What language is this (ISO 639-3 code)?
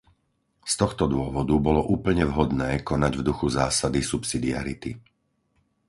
slk